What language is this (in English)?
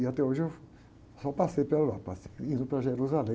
Portuguese